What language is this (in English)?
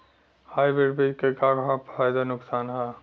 Bhojpuri